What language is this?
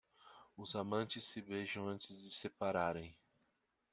Portuguese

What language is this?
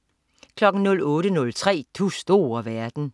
Danish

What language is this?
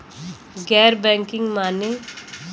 Bhojpuri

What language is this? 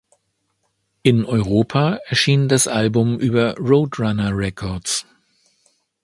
German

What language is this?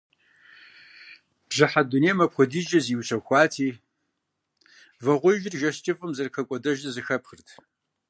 Kabardian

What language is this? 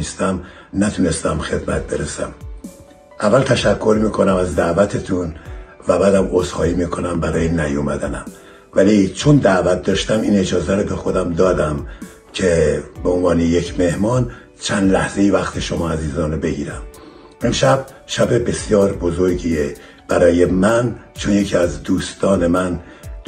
Persian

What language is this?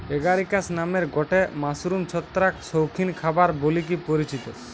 Bangla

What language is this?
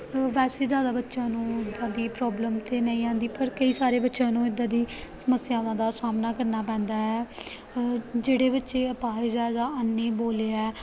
Punjabi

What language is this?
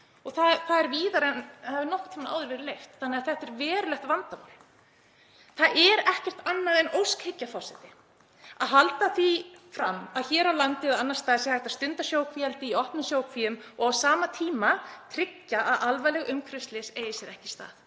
Icelandic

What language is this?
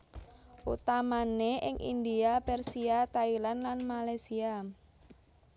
Javanese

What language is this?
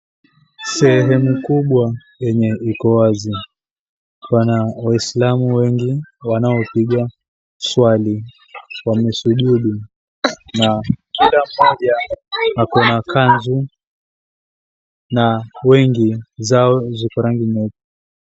Swahili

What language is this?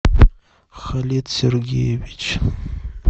Russian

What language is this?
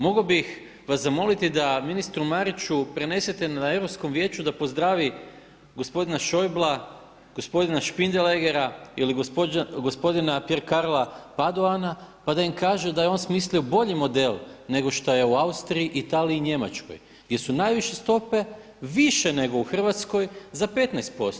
Croatian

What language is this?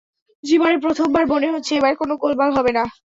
Bangla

